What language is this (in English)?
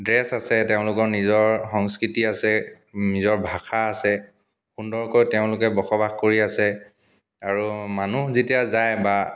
Assamese